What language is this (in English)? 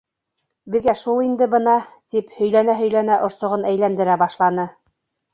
Bashkir